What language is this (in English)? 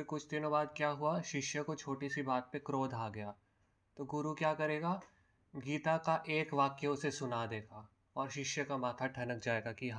Hindi